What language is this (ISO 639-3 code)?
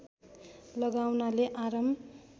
nep